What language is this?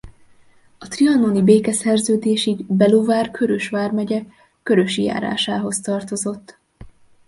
Hungarian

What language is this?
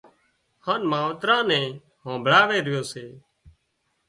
Wadiyara Koli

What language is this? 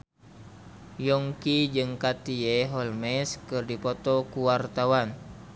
Sundanese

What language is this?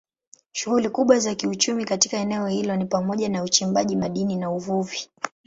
Swahili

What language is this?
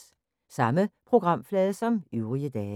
Danish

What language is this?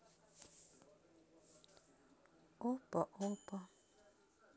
Russian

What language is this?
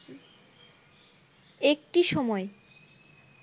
Bangla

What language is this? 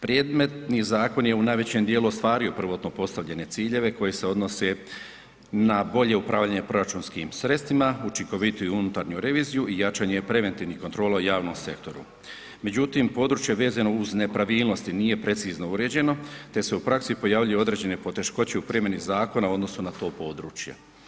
Croatian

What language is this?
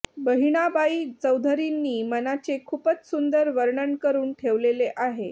Marathi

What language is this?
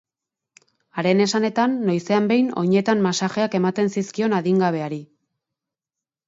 Basque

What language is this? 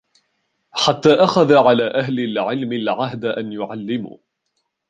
Arabic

